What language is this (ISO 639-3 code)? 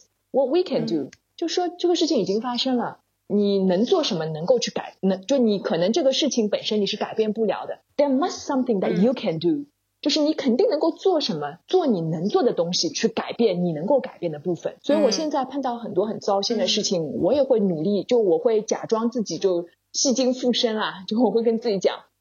zho